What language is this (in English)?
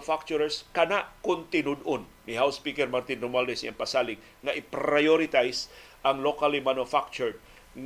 Filipino